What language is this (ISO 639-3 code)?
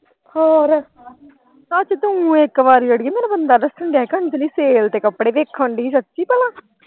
pan